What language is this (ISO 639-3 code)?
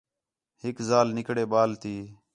xhe